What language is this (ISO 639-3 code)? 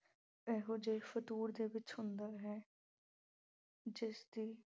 pan